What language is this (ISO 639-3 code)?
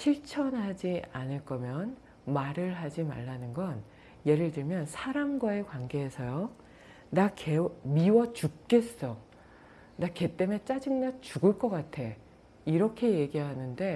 kor